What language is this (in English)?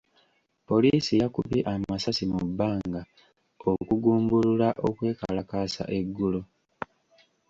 Ganda